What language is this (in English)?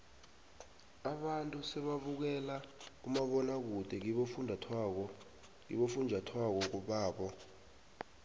South Ndebele